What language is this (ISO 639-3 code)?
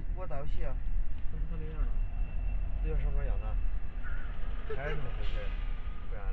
zho